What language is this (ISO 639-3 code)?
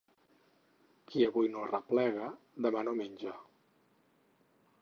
cat